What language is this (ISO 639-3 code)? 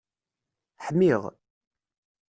kab